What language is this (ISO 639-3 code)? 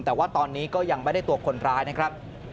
tha